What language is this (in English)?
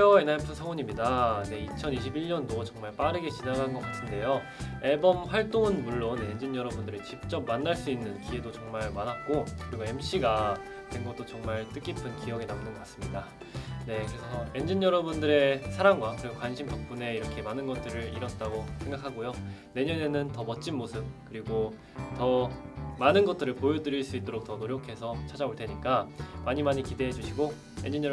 Korean